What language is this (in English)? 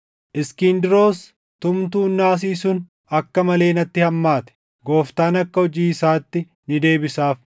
Oromo